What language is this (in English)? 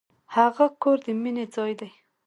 Pashto